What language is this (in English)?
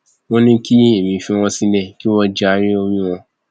Yoruba